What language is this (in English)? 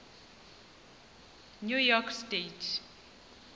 Xhosa